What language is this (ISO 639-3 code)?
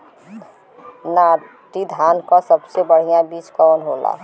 bho